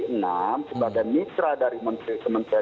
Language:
Indonesian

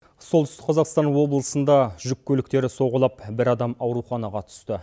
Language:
Kazakh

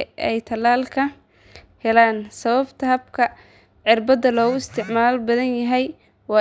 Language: Somali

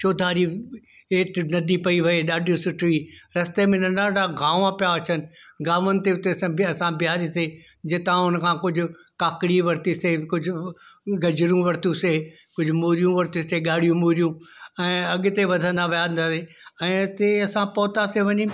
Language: Sindhi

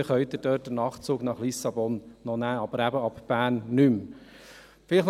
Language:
Swiss German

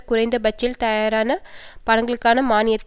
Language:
Tamil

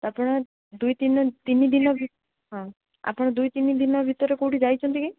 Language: Odia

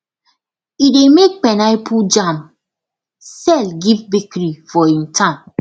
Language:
Nigerian Pidgin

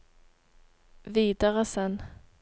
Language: Norwegian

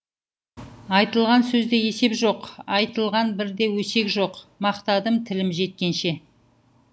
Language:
Kazakh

